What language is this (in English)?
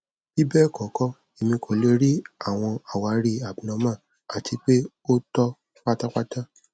Yoruba